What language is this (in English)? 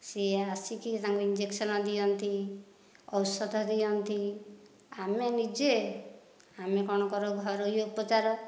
Odia